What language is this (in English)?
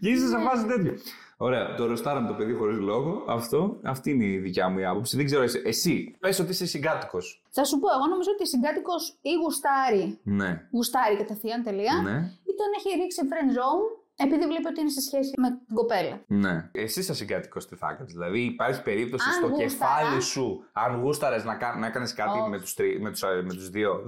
Greek